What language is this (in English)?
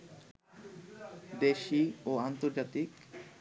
Bangla